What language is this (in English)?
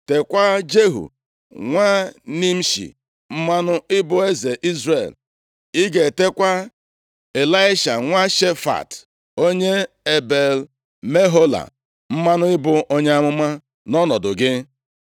Igbo